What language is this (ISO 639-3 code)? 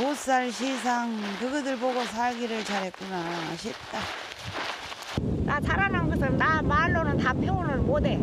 kor